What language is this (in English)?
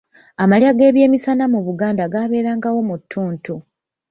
Ganda